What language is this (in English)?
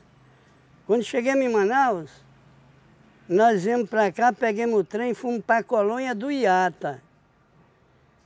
Portuguese